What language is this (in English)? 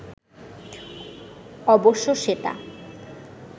Bangla